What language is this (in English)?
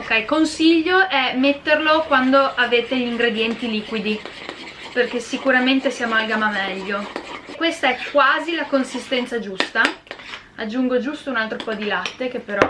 Italian